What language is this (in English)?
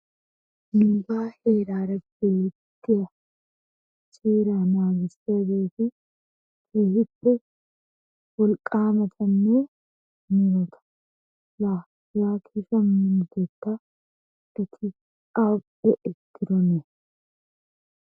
Wolaytta